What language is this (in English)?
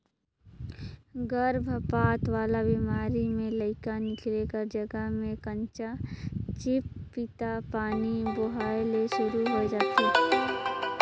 Chhattisgarhi